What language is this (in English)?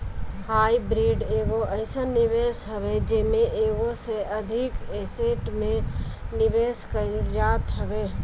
Bhojpuri